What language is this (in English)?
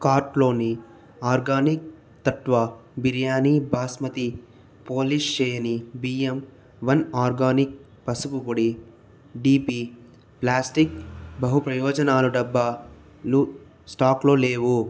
Telugu